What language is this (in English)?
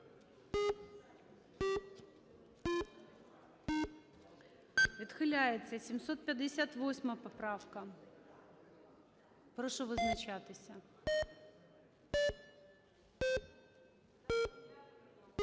Ukrainian